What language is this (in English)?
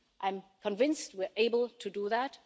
English